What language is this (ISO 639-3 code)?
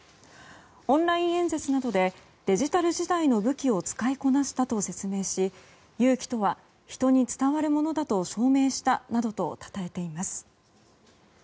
jpn